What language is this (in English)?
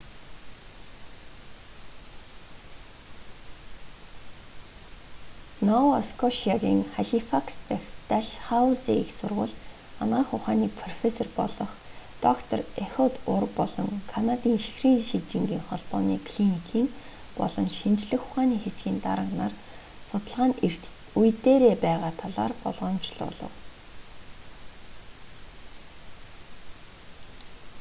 Mongolian